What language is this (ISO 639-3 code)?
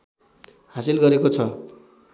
nep